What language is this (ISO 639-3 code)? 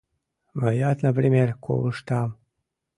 chm